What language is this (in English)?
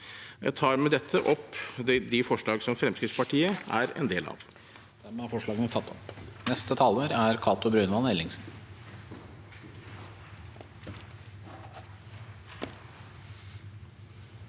Norwegian